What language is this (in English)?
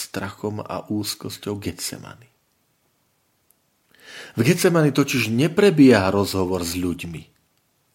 Slovak